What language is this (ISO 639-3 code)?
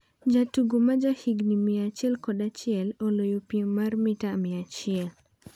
luo